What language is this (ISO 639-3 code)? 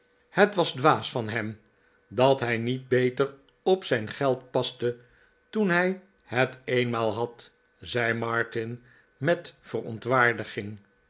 nld